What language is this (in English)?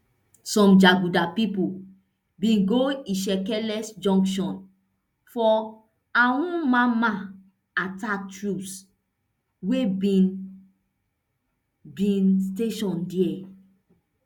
Nigerian Pidgin